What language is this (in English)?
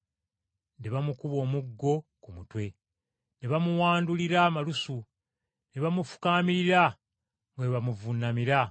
Ganda